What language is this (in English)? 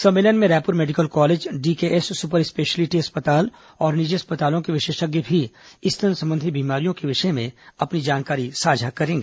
Hindi